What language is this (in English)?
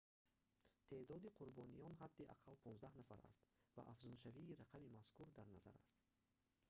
Tajik